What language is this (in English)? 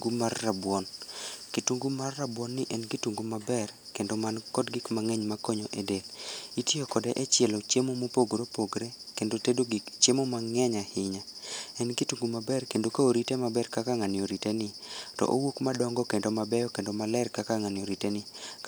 Luo (Kenya and Tanzania)